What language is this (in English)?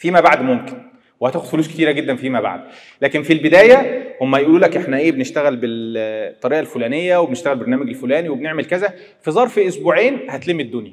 Arabic